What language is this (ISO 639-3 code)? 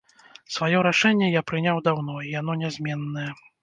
bel